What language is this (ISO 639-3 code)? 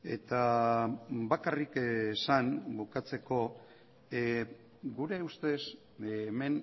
eus